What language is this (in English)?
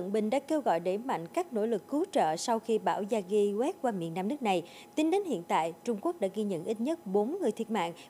Vietnamese